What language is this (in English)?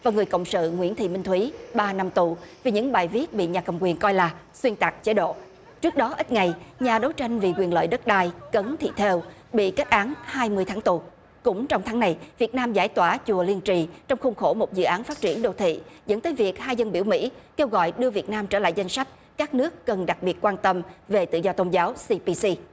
Vietnamese